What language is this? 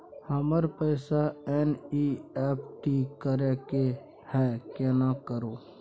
Maithili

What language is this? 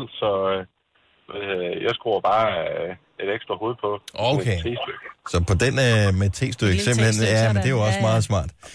Danish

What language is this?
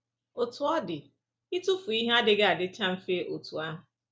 Igbo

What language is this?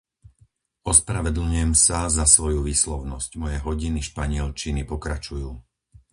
Slovak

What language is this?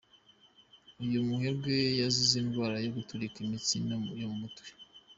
Kinyarwanda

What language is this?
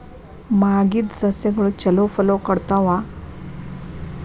Kannada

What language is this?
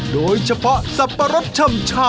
Thai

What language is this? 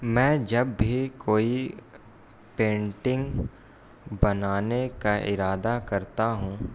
Urdu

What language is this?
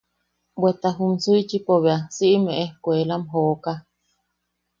Yaqui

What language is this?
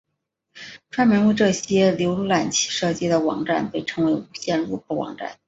Chinese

